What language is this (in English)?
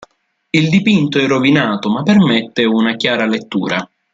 Italian